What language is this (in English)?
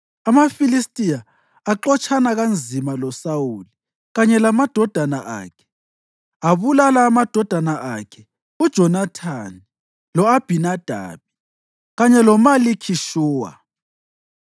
North Ndebele